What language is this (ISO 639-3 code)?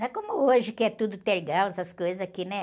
por